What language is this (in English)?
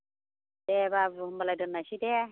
Bodo